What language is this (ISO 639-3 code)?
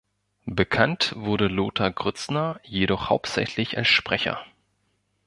deu